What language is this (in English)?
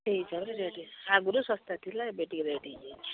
Odia